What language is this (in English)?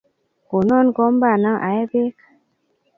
Kalenjin